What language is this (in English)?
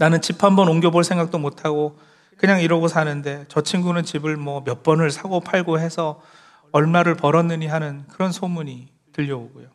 Korean